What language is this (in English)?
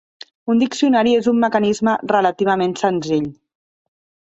Catalan